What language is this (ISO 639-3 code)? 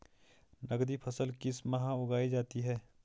hin